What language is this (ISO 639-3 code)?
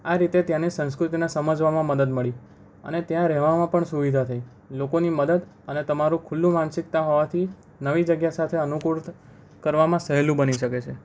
guj